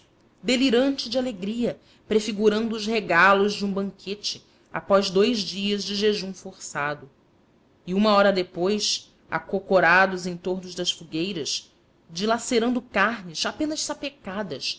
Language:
Portuguese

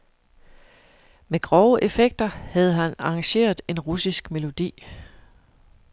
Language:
Danish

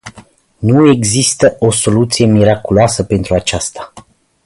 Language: Romanian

